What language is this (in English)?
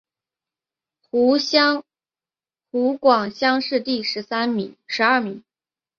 Chinese